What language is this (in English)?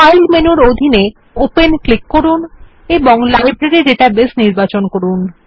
Bangla